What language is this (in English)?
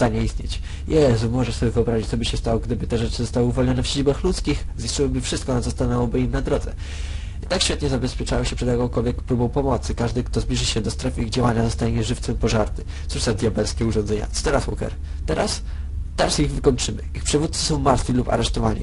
Polish